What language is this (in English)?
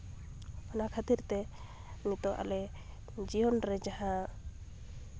Santali